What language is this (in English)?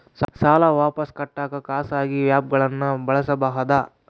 Kannada